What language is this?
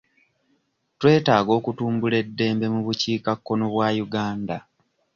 Ganda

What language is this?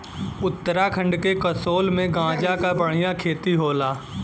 Bhojpuri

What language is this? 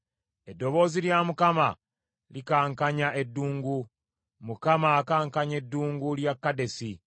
Ganda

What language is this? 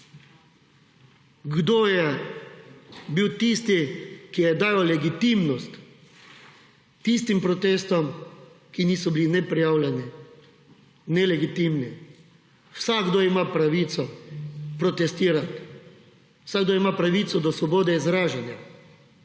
Slovenian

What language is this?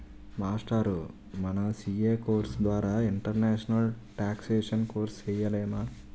Telugu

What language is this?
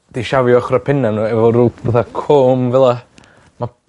Welsh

